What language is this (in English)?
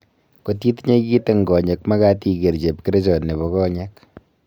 Kalenjin